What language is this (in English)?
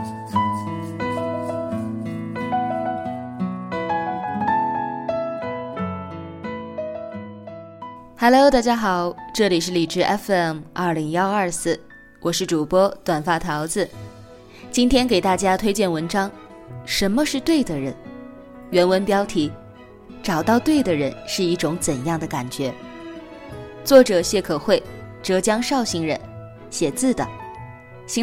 Chinese